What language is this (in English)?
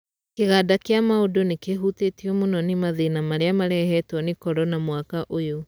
Kikuyu